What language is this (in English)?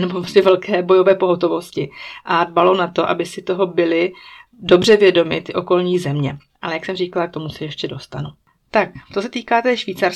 Czech